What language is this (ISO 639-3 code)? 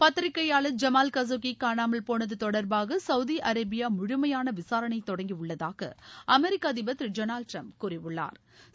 tam